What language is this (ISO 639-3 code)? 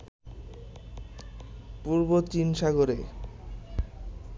ben